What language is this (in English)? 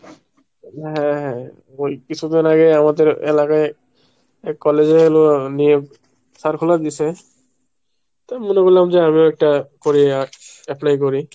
Bangla